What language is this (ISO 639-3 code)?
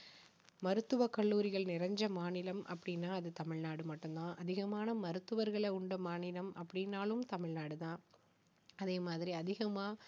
tam